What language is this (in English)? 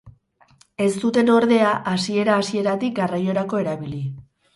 Basque